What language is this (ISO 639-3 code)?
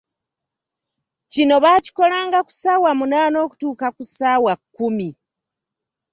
lug